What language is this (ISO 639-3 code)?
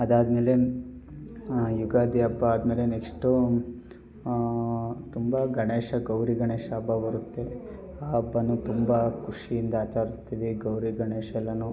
kan